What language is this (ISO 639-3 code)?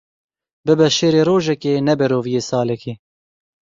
kur